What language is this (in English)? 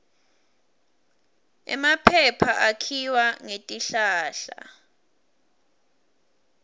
Swati